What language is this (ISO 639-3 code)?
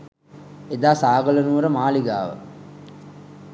sin